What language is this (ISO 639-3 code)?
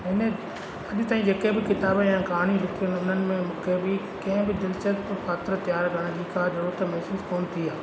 snd